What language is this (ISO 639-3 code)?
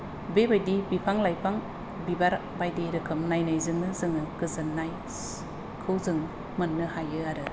brx